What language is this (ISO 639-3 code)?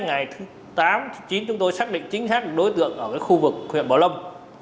vie